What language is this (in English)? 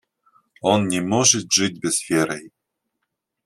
Russian